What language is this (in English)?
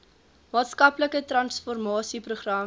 Afrikaans